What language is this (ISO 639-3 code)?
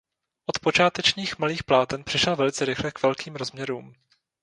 ces